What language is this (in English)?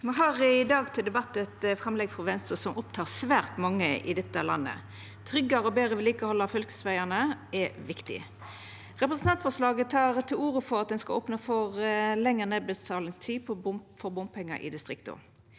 Norwegian